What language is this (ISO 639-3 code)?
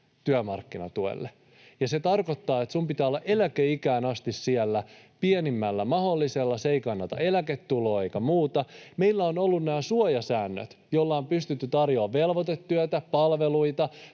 fin